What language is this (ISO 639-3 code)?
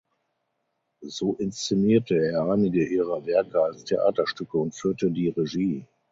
deu